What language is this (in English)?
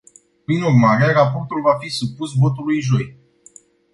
Romanian